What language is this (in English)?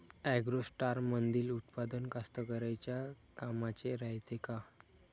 Marathi